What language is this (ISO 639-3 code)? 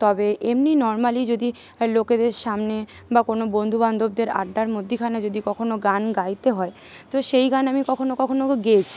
ben